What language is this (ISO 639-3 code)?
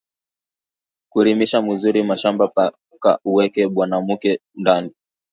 swa